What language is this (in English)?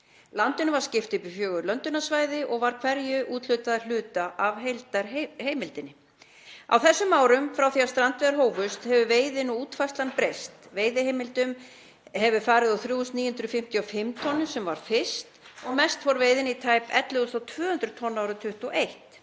Icelandic